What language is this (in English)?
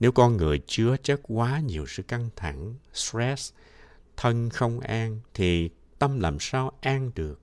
Vietnamese